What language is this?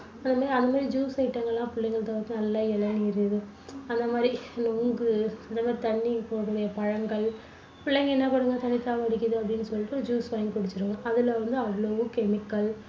Tamil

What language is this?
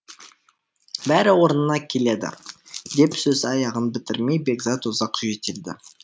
Kazakh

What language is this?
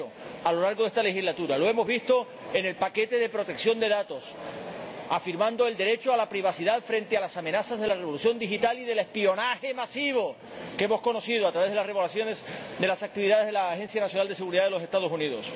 Spanish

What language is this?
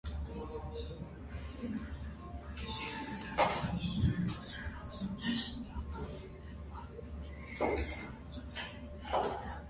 Armenian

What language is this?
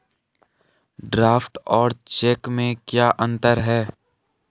Hindi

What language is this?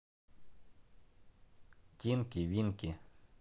Russian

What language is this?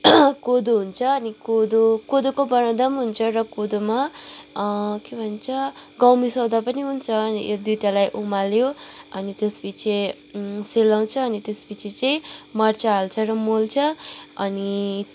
Nepali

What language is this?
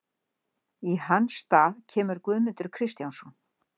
Icelandic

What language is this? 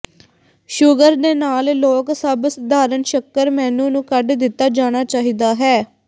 Punjabi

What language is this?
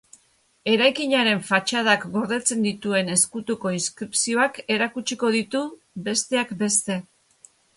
Basque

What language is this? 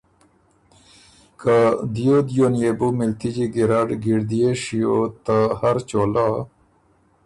Ormuri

